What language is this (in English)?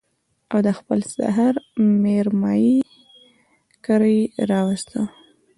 Pashto